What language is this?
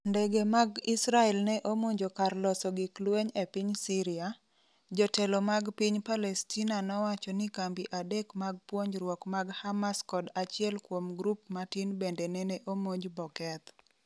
Luo (Kenya and Tanzania)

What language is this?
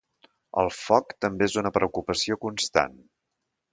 Catalan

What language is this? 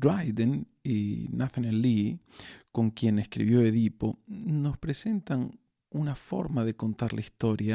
Spanish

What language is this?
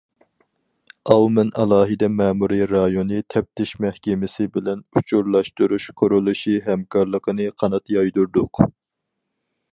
Uyghur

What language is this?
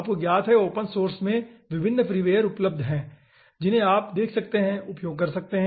Hindi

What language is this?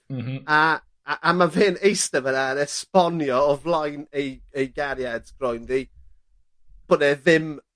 Welsh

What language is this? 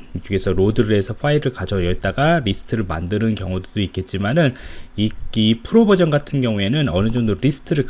Korean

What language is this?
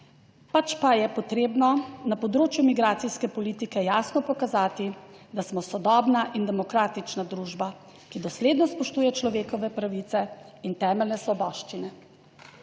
Slovenian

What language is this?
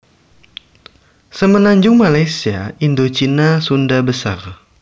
Javanese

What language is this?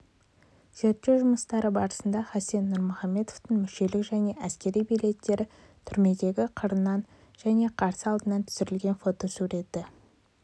Kazakh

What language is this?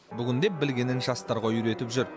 Kazakh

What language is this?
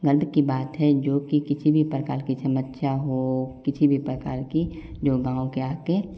Hindi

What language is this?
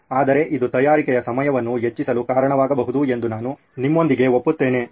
Kannada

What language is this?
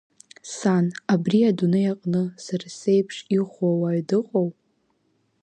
Abkhazian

